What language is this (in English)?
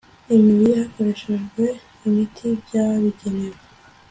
Kinyarwanda